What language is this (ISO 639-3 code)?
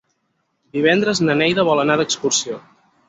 cat